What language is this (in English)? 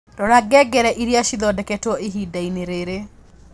Kikuyu